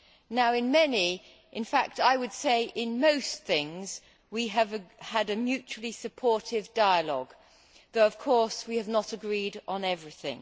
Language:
English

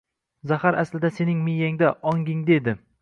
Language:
Uzbek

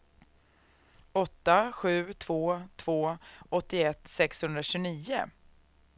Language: Swedish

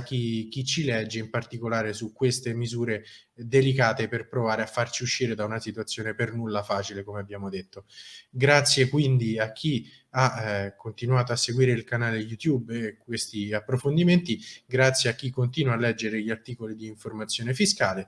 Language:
Italian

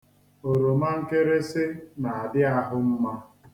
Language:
Igbo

